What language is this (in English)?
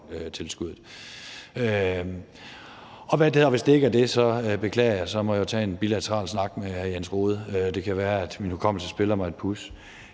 Danish